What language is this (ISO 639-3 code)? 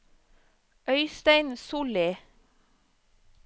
nor